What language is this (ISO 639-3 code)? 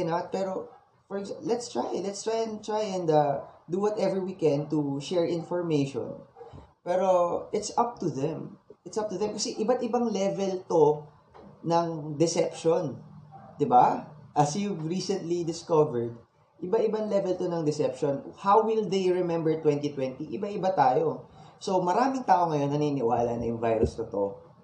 fil